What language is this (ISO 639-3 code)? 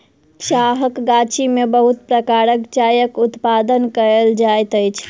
mai